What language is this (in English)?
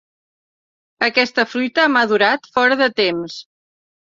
Catalan